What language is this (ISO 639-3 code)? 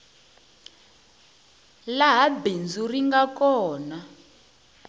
tso